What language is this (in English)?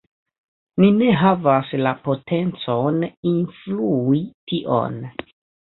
Esperanto